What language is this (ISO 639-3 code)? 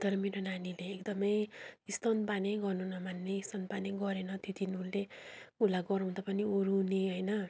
nep